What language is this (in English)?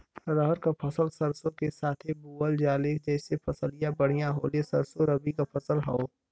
Bhojpuri